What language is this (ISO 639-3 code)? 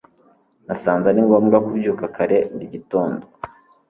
kin